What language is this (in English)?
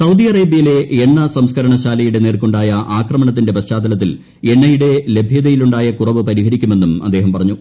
Malayalam